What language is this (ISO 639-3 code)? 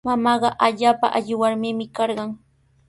qws